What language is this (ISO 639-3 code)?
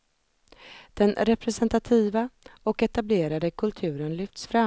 swe